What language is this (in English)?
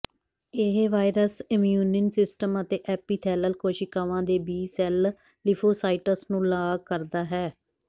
Punjabi